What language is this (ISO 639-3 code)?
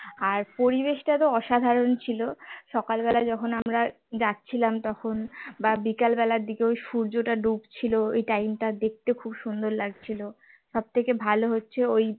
ben